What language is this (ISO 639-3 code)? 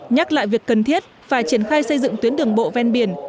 vie